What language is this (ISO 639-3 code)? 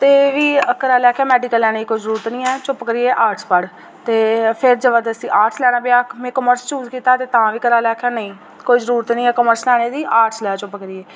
doi